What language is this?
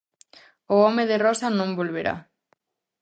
Galician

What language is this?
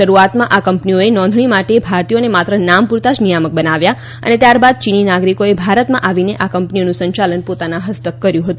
Gujarati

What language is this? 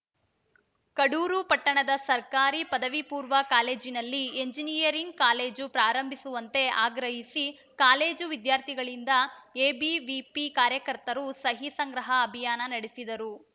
Kannada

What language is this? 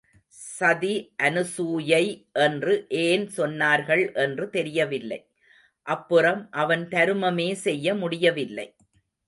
Tamil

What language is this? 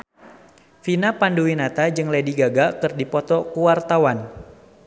Sundanese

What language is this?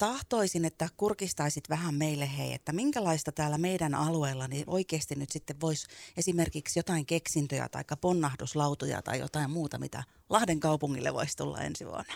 Finnish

